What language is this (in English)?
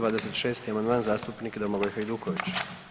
Croatian